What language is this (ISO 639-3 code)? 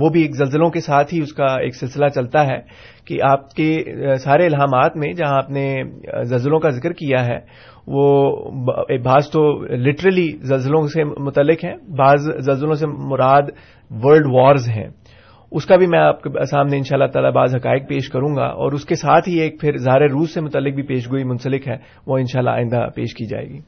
urd